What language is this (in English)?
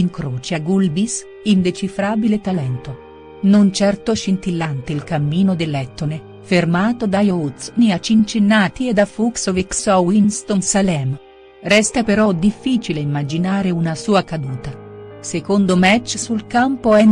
Italian